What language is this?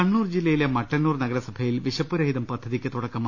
Malayalam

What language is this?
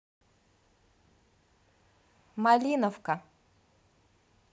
Russian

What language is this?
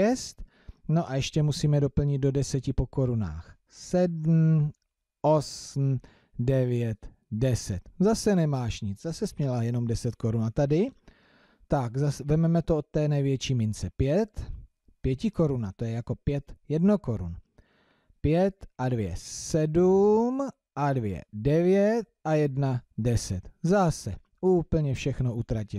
Czech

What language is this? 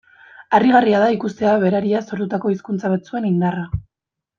Basque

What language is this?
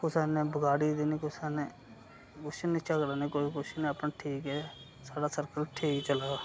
Dogri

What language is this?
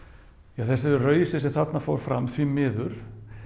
Icelandic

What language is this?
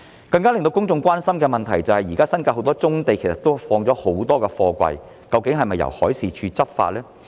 Cantonese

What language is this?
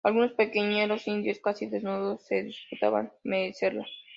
Spanish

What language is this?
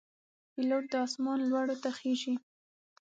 Pashto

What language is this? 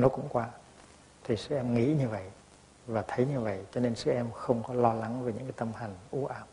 Vietnamese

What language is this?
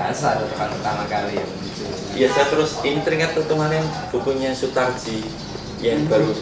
Indonesian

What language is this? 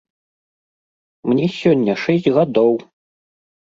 Belarusian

